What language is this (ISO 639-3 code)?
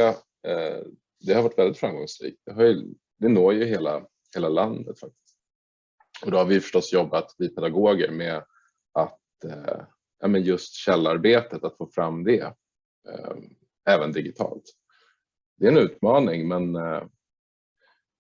swe